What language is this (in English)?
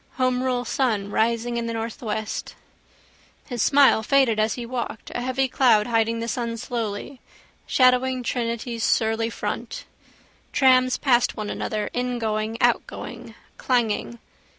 English